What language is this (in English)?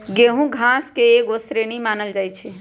Magahi